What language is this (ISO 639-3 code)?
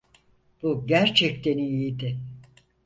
tur